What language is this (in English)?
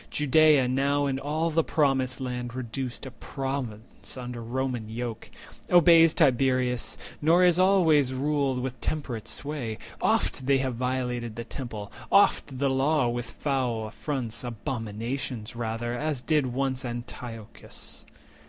English